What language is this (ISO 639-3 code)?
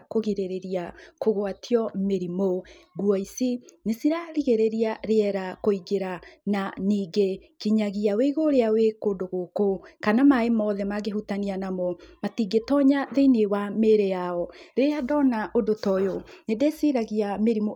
kik